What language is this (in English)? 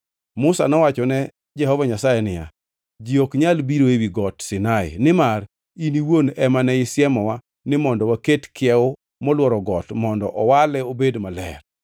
Luo (Kenya and Tanzania)